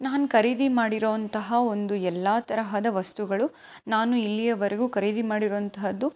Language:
Kannada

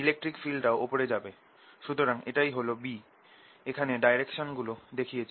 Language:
Bangla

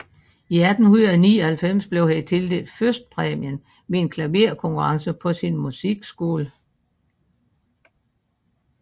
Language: Danish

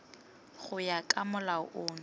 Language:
Tswana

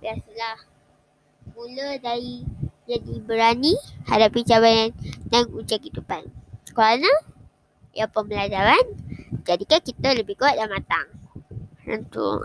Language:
Malay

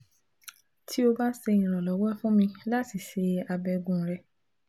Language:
Yoruba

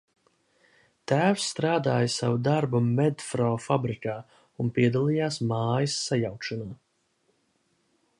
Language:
Latvian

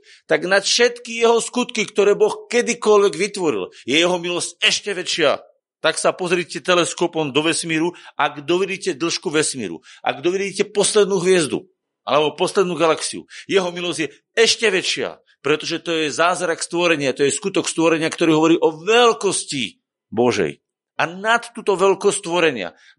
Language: Slovak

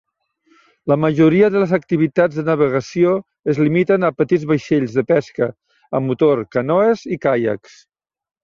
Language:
Catalan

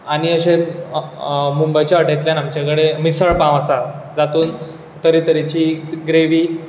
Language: Konkani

